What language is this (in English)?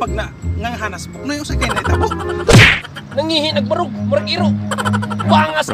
Indonesian